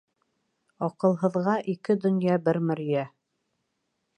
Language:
Bashkir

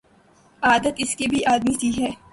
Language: Urdu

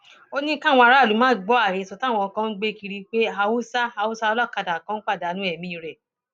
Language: Yoruba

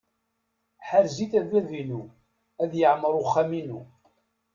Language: Kabyle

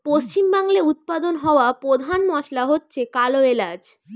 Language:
Bangla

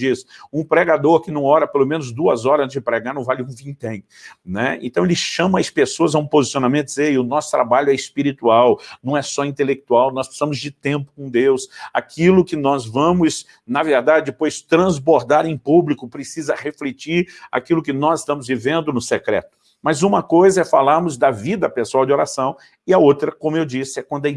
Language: Portuguese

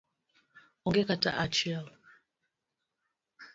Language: Luo (Kenya and Tanzania)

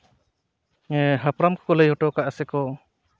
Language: Santali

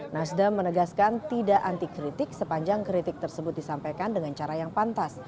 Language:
Indonesian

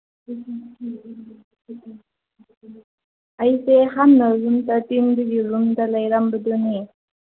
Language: Manipuri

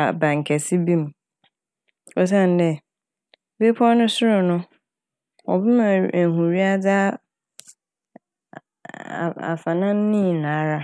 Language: Akan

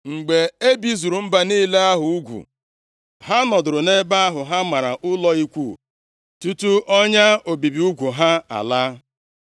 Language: Igbo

